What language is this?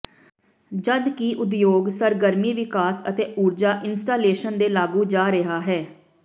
Punjabi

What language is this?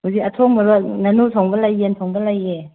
Manipuri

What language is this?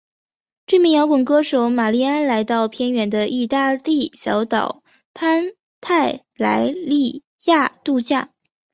Chinese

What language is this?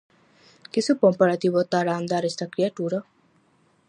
Galician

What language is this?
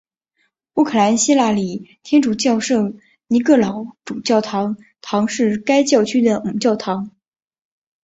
Chinese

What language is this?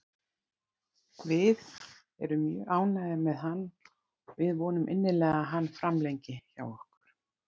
Icelandic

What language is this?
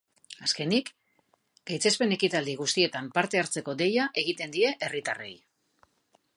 Basque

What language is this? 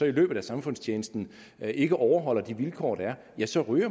Danish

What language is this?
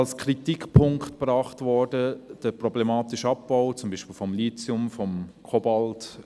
Swiss German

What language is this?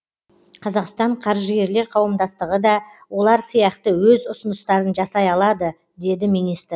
Kazakh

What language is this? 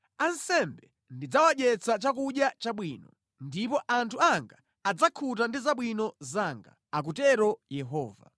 Nyanja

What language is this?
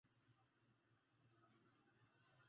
Swahili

